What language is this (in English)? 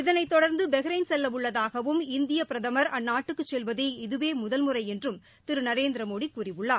Tamil